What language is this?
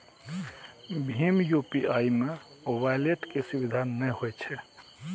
Maithili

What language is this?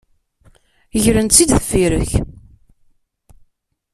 Kabyle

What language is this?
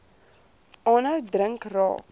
Afrikaans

